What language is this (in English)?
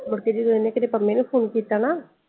Punjabi